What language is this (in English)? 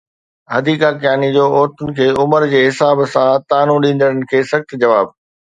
Sindhi